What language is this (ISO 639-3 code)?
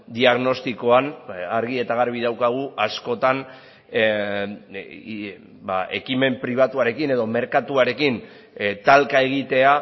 eus